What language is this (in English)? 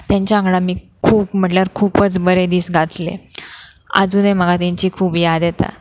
Konkani